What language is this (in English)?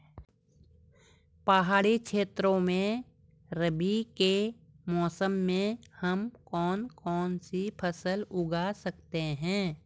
Hindi